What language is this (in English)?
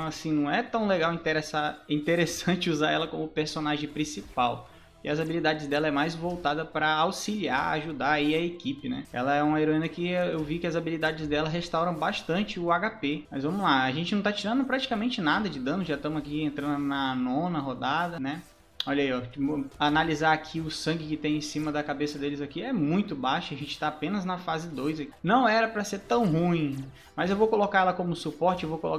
Portuguese